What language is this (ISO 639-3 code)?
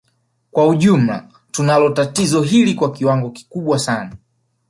swa